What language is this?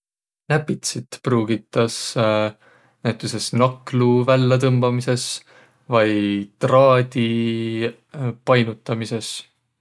Võro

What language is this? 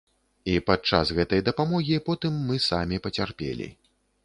Belarusian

